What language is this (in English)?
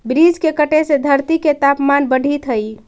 Magahi